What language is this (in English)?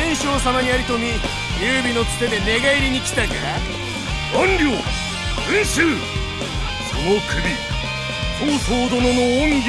Japanese